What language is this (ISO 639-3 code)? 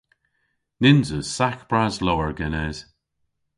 cor